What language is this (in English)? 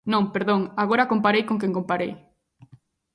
Galician